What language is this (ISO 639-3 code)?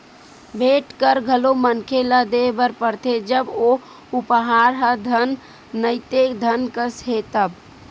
hne